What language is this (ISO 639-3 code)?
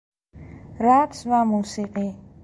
fas